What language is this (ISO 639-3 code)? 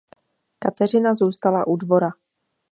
ces